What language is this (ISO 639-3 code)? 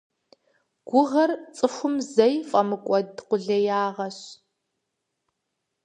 kbd